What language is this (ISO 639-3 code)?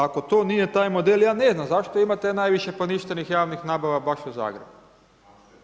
hrv